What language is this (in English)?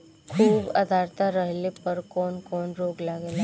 Bhojpuri